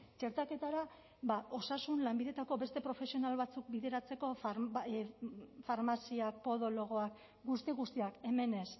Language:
Basque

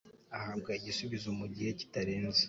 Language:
Kinyarwanda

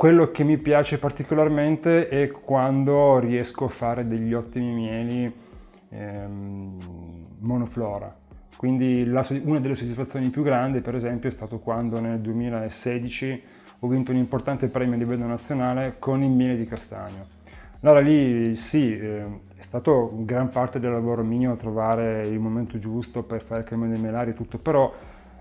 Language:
Italian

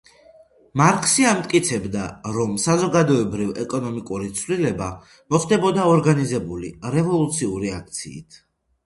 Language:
Georgian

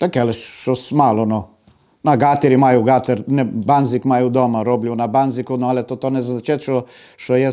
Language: Ukrainian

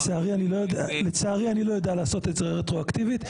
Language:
Hebrew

